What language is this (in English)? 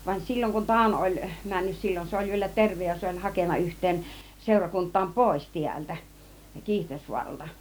Finnish